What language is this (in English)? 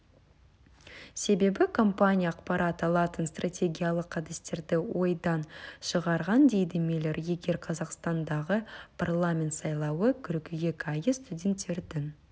Kazakh